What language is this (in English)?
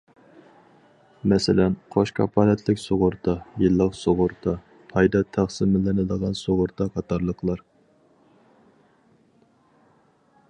Uyghur